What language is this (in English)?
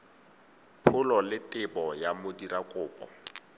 Tswana